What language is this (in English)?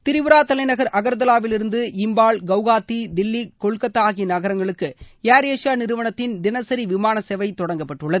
Tamil